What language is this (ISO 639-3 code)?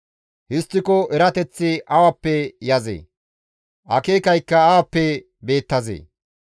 gmv